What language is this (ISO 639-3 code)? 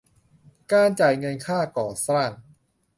tha